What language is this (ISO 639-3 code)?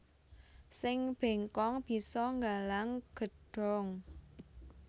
jav